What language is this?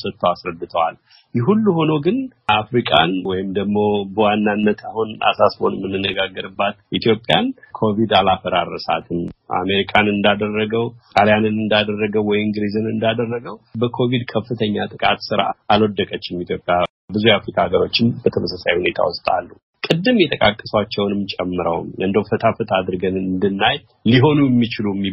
Amharic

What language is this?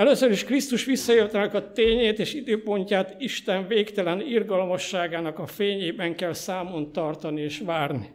Hungarian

